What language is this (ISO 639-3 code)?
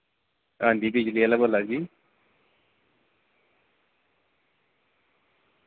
doi